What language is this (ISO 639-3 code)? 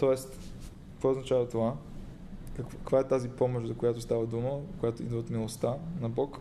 bul